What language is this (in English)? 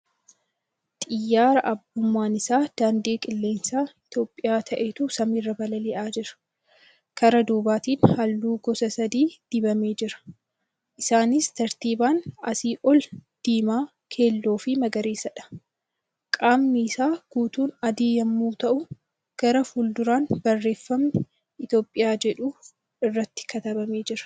Oromo